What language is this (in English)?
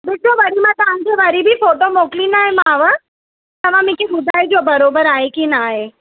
Sindhi